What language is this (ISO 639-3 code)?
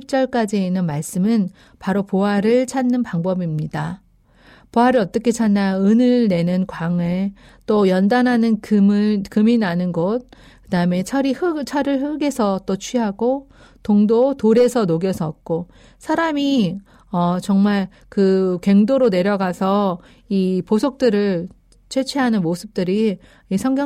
kor